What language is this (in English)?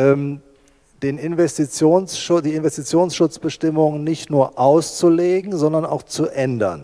German